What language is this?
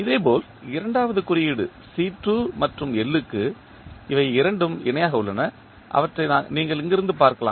Tamil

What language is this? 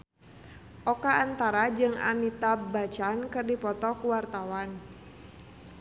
Sundanese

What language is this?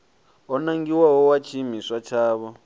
Venda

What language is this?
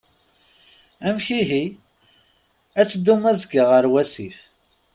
Kabyle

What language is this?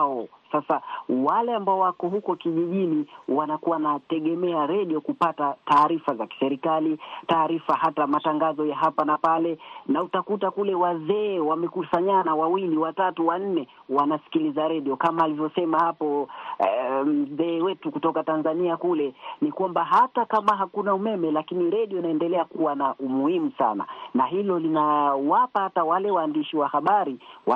Swahili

